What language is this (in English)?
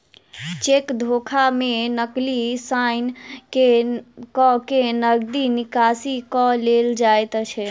Maithili